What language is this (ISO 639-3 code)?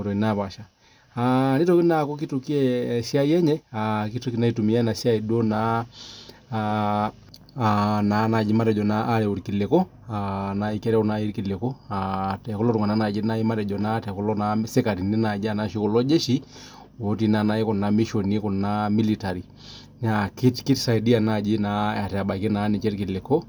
mas